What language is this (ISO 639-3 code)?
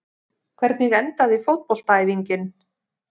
isl